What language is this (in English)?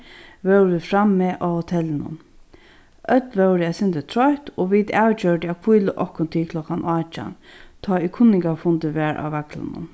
Faroese